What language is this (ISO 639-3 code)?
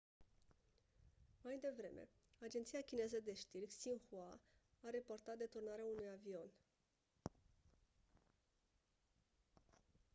ron